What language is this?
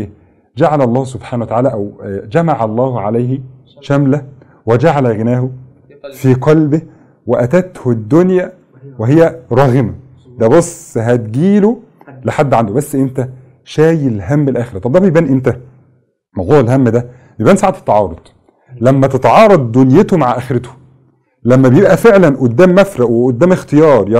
Arabic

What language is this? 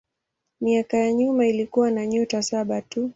Swahili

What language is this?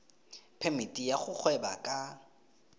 Tswana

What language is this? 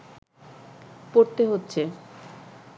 Bangla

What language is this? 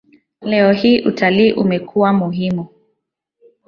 Swahili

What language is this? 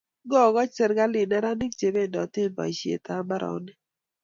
Kalenjin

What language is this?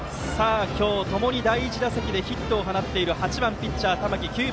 Japanese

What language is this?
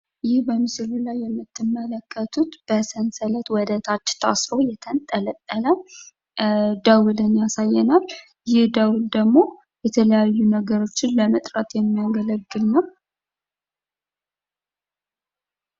Amharic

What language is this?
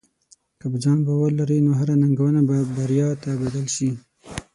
Pashto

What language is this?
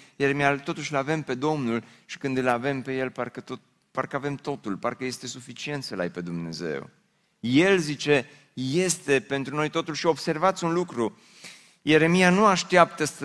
Romanian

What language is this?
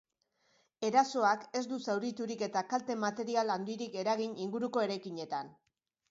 Basque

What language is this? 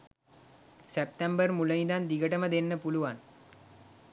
Sinhala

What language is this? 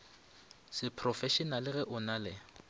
Northern Sotho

